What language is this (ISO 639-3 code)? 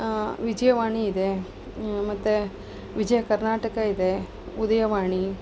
kan